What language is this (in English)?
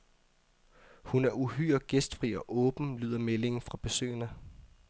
Danish